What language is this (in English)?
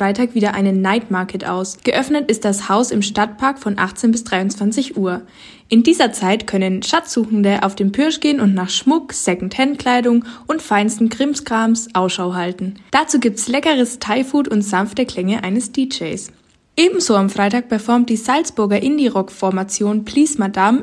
German